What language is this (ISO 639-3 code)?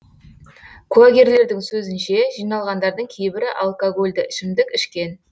kaz